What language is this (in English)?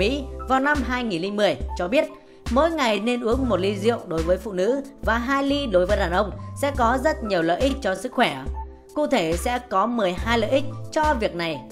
Vietnamese